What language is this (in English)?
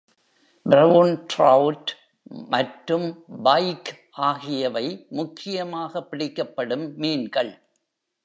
Tamil